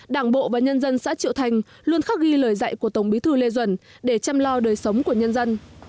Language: Vietnamese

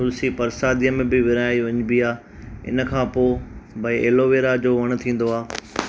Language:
Sindhi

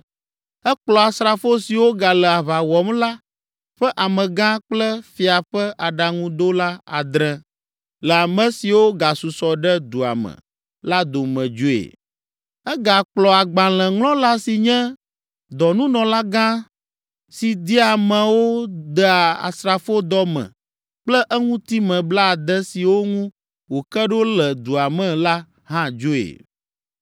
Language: Ewe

